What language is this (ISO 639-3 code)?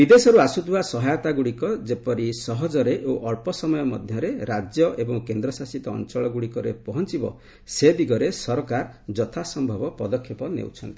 ori